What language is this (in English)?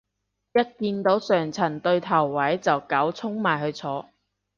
Cantonese